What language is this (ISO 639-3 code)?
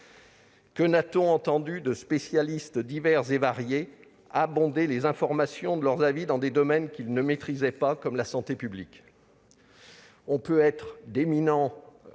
fra